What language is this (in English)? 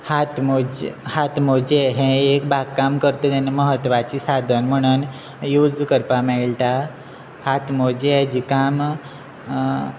Konkani